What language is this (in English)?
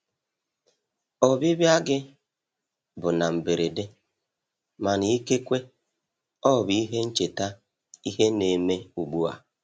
Igbo